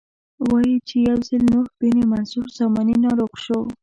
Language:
Pashto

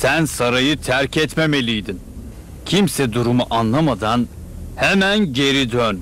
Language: Turkish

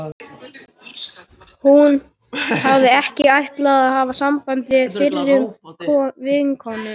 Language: Icelandic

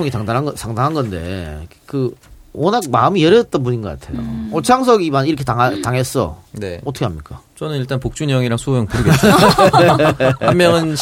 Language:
Korean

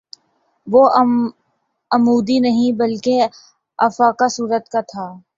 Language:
Urdu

